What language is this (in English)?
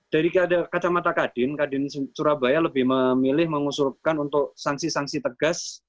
Indonesian